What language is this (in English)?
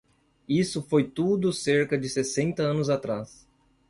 Portuguese